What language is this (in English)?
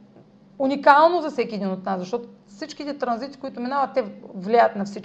Bulgarian